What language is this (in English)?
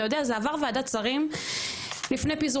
Hebrew